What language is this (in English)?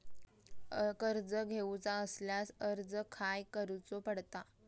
Marathi